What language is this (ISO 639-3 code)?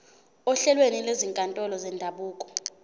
zul